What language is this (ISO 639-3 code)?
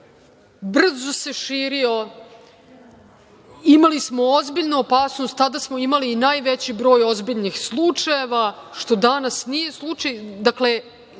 srp